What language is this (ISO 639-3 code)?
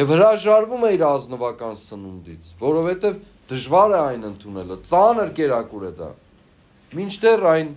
ron